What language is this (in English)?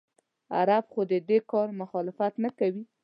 Pashto